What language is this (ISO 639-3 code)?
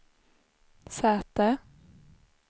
swe